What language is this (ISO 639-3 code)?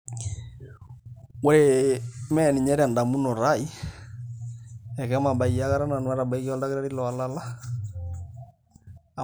mas